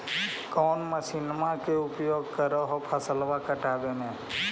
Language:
Magahi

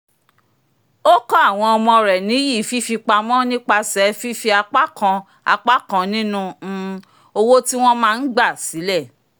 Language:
Yoruba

